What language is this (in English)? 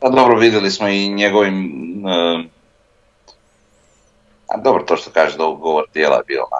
Croatian